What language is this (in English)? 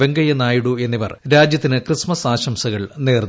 Malayalam